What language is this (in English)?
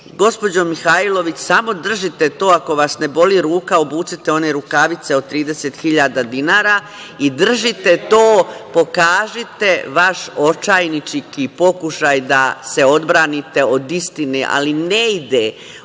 Serbian